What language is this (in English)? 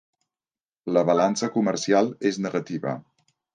Catalan